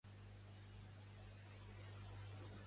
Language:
Catalan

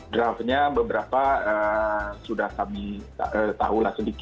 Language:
Indonesian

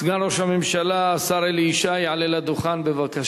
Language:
Hebrew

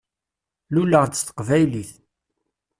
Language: Kabyle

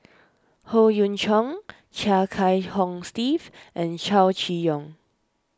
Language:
English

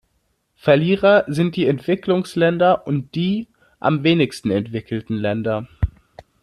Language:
German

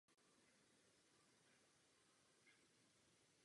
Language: Czech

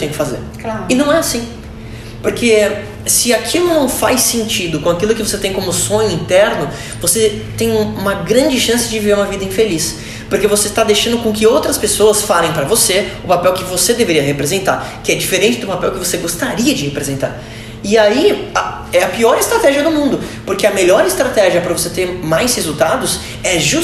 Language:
Portuguese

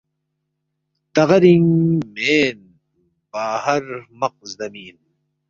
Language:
Balti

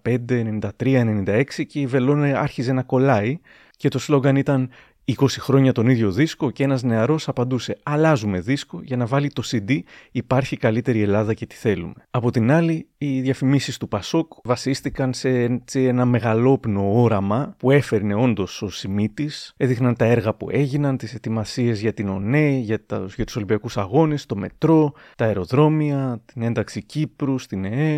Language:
Greek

